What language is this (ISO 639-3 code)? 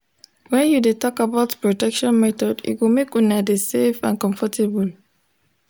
pcm